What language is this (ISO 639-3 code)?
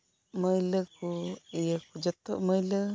sat